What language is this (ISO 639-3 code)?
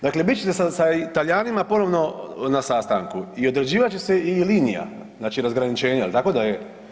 hrv